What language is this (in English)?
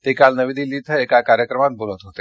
Marathi